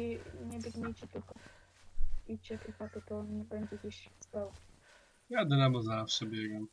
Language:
Polish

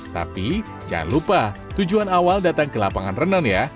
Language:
Indonesian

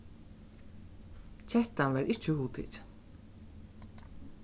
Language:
Faroese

